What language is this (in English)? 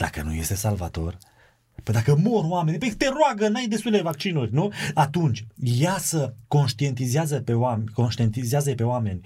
Romanian